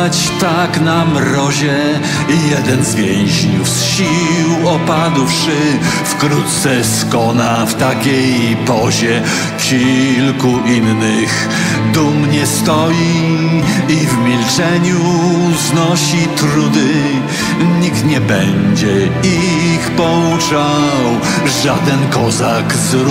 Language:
Polish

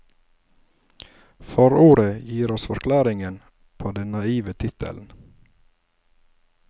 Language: Norwegian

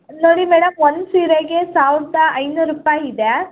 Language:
Kannada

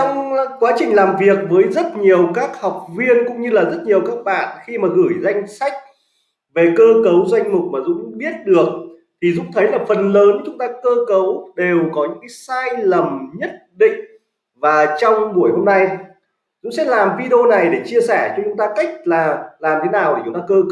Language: Vietnamese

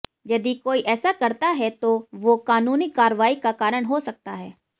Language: Hindi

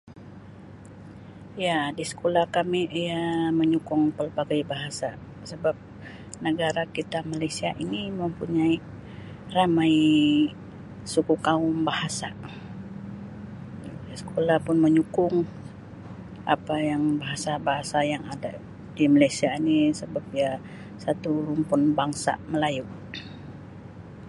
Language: Sabah Malay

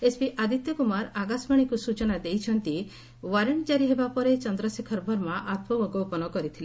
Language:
Odia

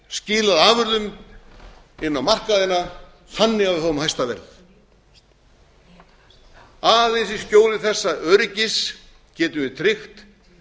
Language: Icelandic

